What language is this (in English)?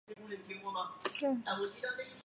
Chinese